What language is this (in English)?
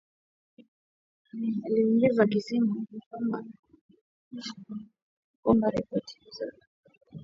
Swahili